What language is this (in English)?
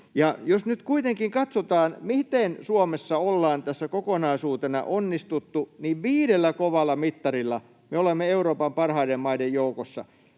Finnish